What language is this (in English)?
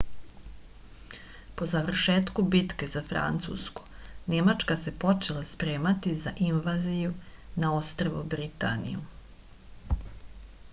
Serbian